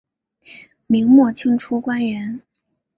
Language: Chinese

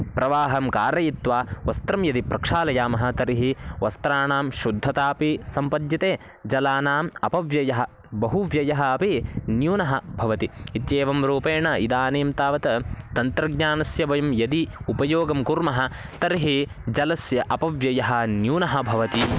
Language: Sanskrit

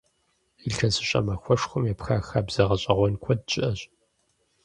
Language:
Kabardian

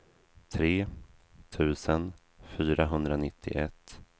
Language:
Swedish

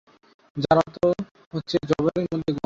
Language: Bangla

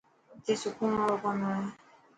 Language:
Dhatki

